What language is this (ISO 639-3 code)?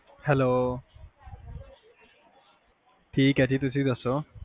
pan